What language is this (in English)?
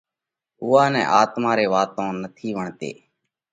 Parkari Koli